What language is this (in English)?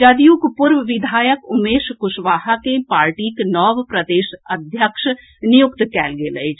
Maithili